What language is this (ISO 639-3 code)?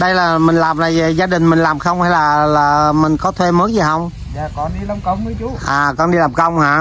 vie